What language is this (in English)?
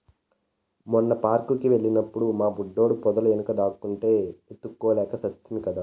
Telugu